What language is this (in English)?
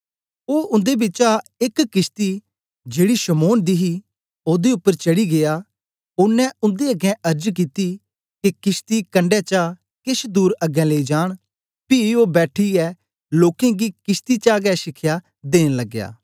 Dogri